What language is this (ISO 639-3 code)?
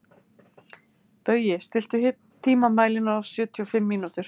isl